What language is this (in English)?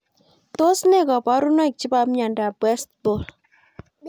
Kalenjin